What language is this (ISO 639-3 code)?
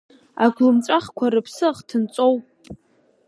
abk